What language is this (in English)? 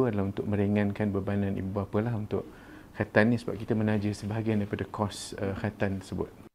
Malay